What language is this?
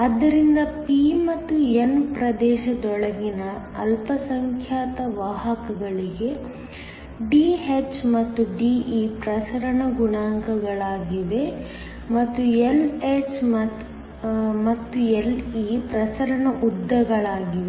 Kannada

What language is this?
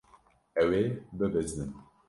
Kurdish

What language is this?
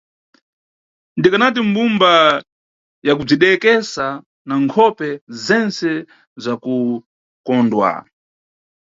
Nyungwe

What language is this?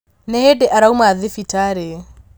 Kikuyu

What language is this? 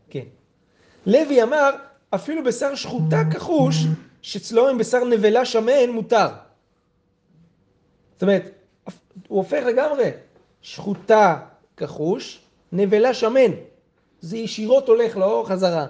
Hebrew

